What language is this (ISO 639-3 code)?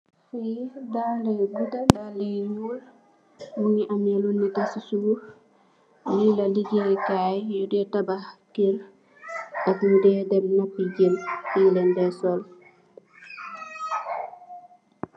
wol